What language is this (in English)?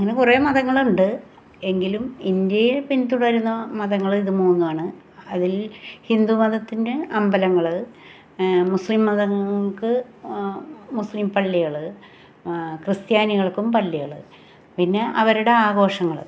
Malayalam